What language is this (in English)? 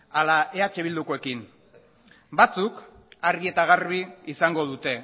Basque